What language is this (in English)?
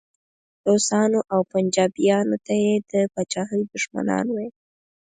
Pashto